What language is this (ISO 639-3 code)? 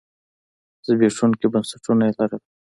pus